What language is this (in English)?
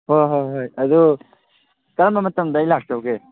Manipuri